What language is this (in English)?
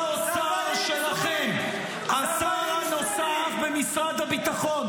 Hebrew